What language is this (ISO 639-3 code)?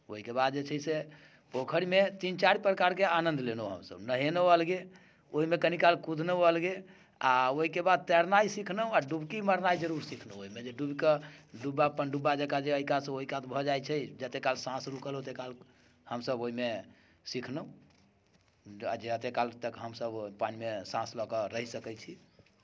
mai